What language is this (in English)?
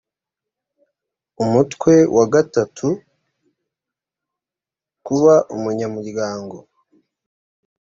Kinyarwanda